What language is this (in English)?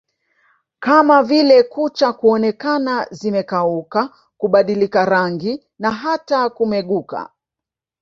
Swahili